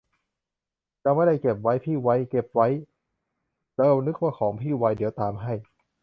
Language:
Thai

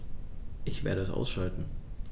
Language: German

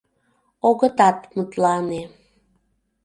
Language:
Mari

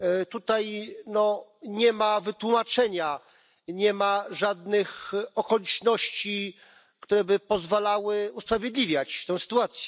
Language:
Polish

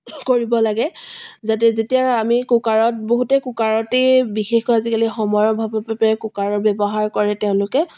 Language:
Assamese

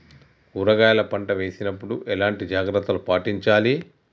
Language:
Telugu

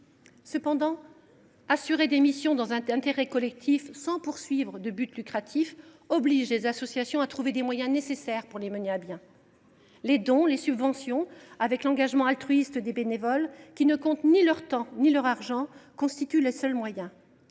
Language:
French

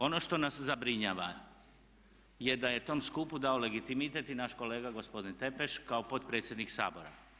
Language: Croatian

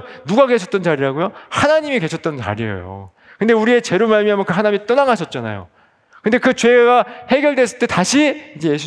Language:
Korean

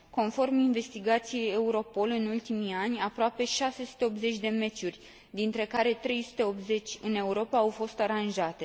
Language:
Romanian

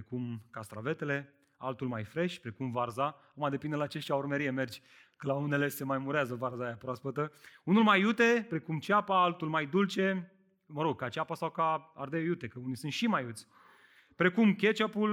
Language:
Romanian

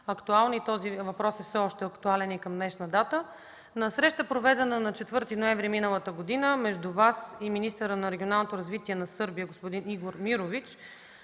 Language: Bulgarian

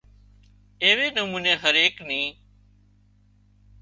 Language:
Wadiyara Koli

